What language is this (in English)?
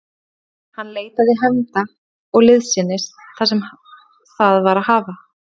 Icelandic